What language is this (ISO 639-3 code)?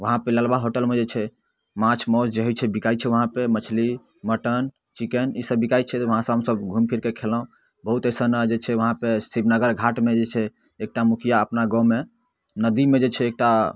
mai